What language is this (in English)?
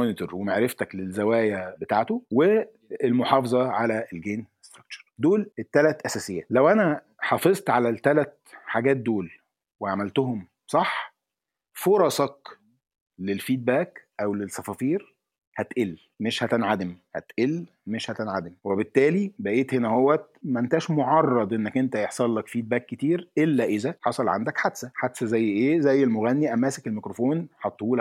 Arabic